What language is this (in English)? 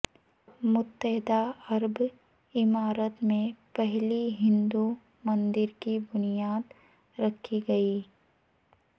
Urdu